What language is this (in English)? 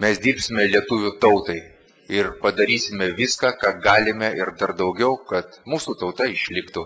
Lithuanian